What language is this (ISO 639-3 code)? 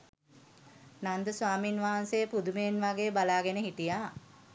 sin